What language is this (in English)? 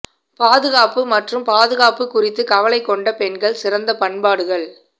Tamil